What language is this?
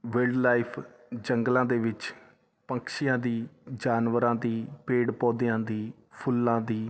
Punjabi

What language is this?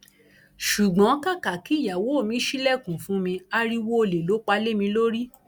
Yoruba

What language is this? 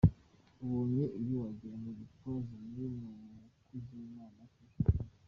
Kinyarwanda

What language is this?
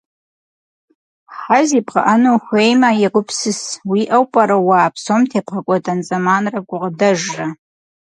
Kabardian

